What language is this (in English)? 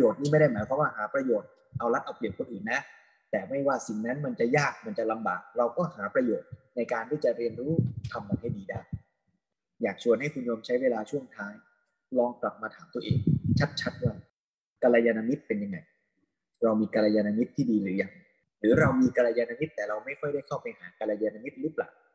Thai